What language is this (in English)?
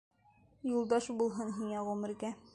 Bashkir